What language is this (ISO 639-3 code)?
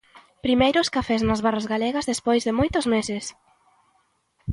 glg